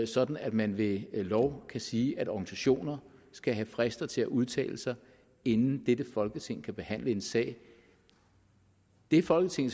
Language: Danish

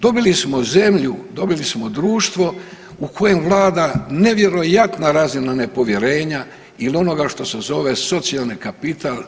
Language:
Croatian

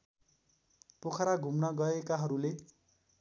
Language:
Nepali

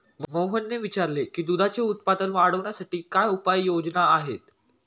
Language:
Marathi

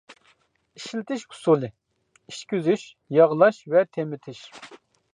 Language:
Uyghur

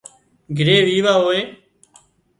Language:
Wadiyara Koli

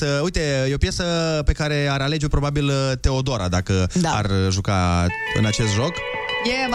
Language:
Romanian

